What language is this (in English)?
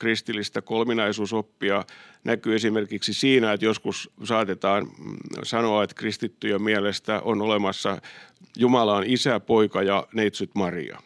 Finnish